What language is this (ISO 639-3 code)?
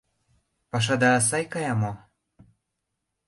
chm